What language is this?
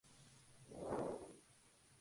Spanish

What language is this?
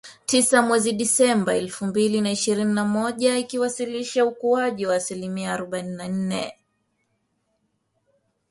Swahili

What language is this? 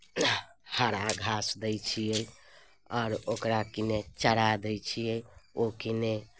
Maithili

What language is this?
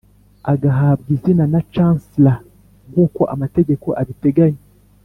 Kinyarwanda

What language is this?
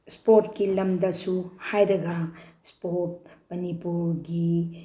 Manipuri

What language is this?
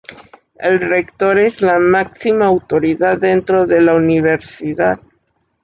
Spanish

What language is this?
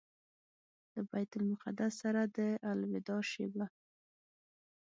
Pashto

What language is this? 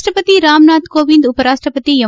Kannada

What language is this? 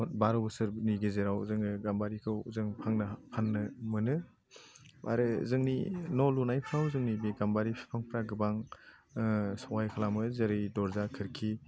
Bodo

